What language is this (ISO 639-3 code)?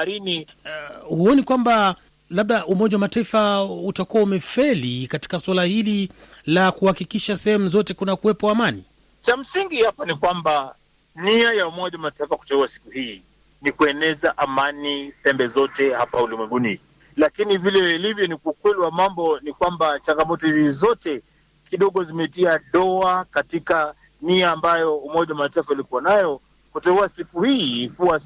swa